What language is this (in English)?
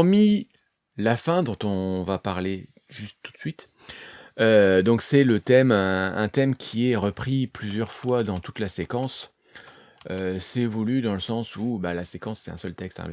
French